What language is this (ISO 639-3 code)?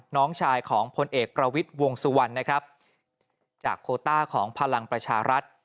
tha